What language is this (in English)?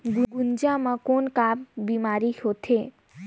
Chhattisgarhi